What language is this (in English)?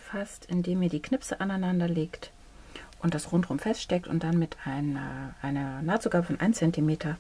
German